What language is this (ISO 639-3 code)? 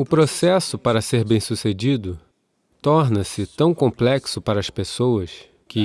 por